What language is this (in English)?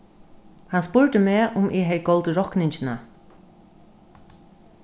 Faroese